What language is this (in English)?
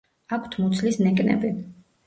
Georgian